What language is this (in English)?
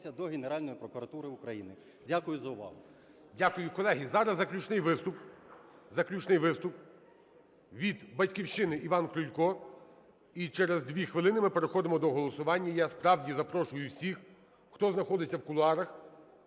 Ukrainian